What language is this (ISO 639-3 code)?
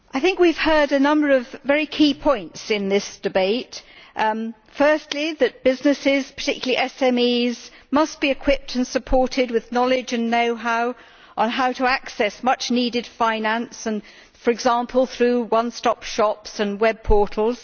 eng